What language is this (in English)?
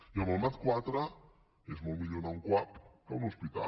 Catalan